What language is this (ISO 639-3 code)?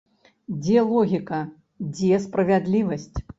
bel